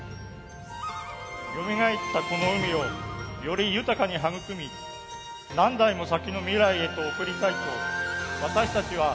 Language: Japanese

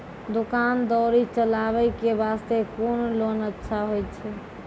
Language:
Maithili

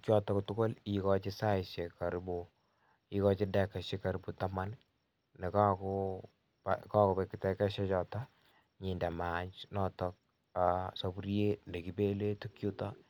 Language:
Kalenjin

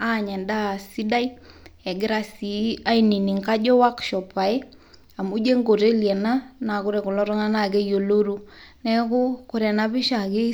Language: Masai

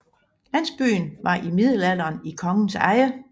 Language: Danish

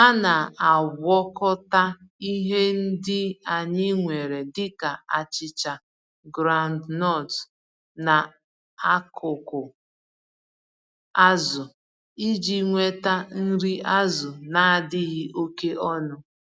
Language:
Igbo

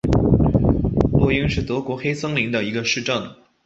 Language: Chinese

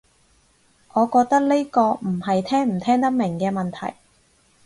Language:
Cantonese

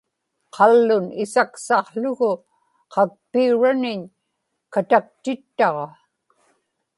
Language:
Inupiaq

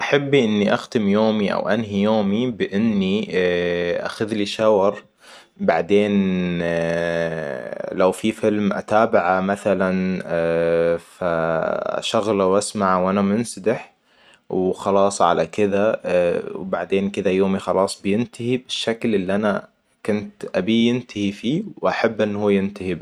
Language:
Hijazi Arabic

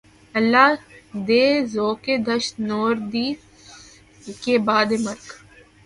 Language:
Urdu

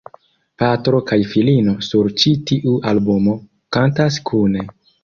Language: Esperanto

